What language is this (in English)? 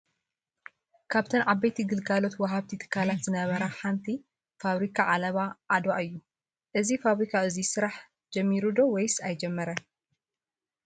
Tigrinya